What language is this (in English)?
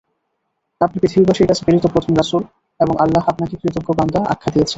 Bangla